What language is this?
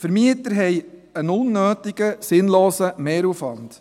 Swiss German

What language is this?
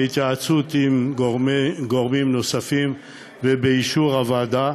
Hebrew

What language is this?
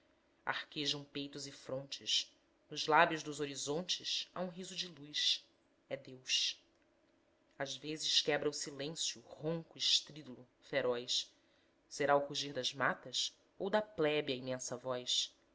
Portuguese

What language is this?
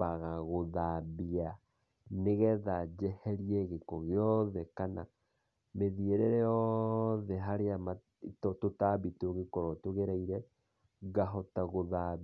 Kikuyu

